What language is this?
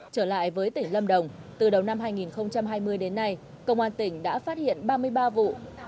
Vietnamese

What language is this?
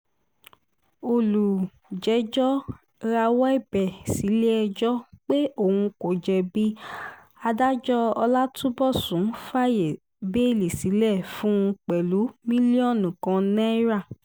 Yoruba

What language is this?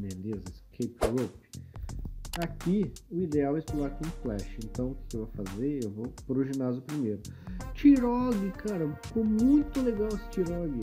Portuguese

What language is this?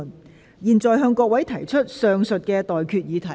Cantonese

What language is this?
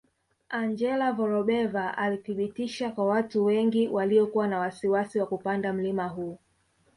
Swahili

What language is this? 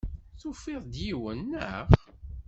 Kabyle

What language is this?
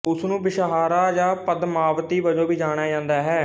Punjabi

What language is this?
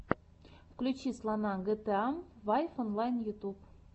Russian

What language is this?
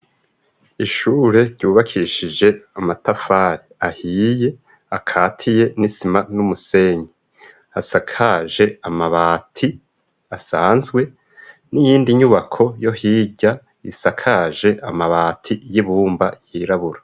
Rundi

